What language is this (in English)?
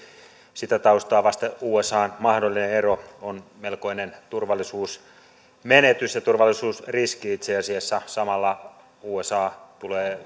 Finnish